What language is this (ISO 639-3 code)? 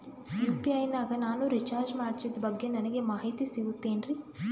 kan